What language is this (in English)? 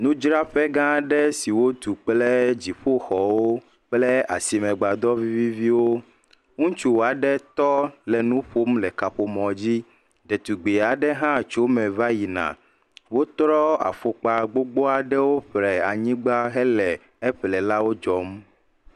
Ewe